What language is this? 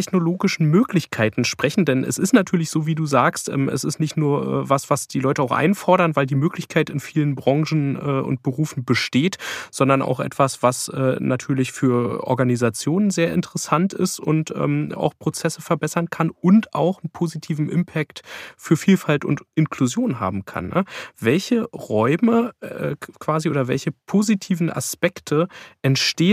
German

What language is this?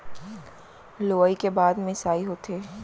Chhattisgarhi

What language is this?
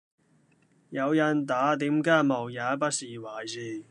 Cantonese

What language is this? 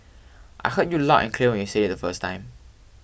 English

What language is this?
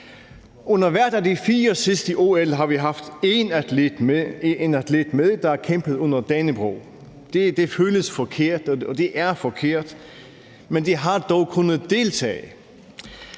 Danish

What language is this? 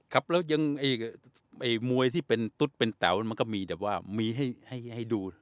Thai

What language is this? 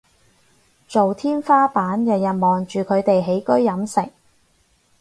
Cantonese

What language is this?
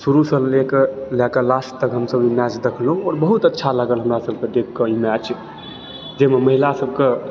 Maithili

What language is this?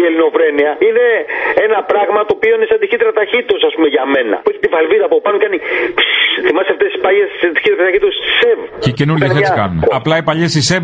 Greek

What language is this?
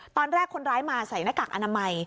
Thai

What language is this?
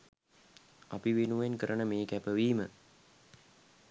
Sinhala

